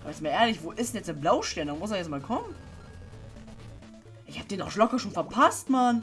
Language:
German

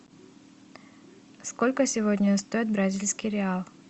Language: Russian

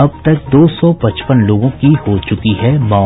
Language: Hindi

